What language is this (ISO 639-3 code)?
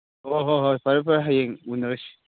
mni